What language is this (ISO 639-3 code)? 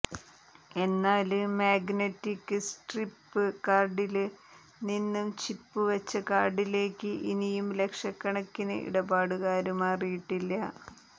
mal